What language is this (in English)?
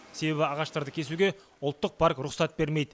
Kazakh